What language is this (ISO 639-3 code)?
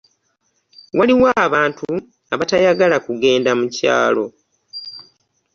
lug